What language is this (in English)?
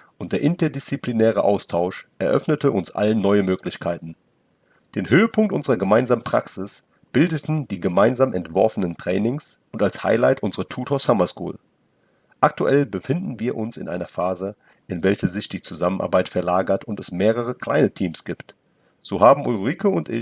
German